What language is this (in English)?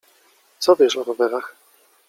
Polish